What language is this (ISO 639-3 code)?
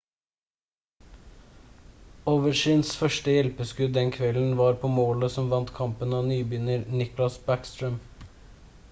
nob